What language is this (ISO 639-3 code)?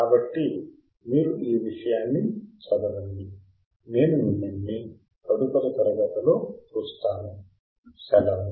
tel